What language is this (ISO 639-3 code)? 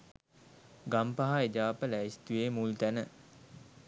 sin